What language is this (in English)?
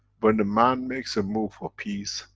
English